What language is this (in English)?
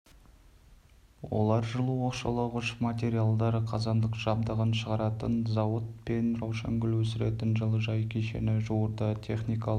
Kazakh